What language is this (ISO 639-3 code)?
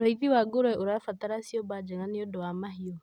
kik